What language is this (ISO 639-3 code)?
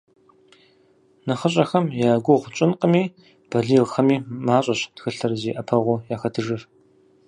kbd